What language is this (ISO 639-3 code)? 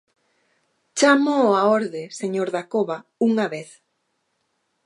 glg